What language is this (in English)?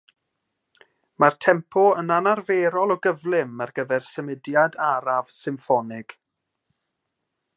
Welsh